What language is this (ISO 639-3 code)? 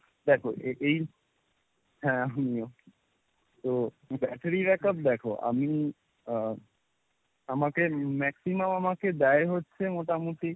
ben